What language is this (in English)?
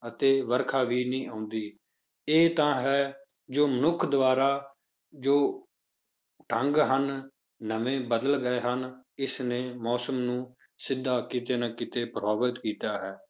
Punjabi